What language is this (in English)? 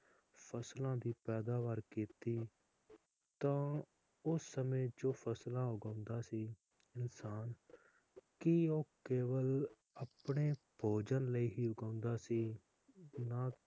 Punjabi